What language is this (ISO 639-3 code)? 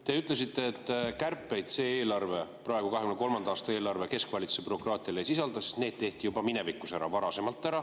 est